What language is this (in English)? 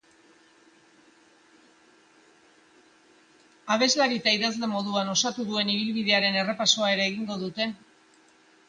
Basque